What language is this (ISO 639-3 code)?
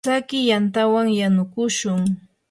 qur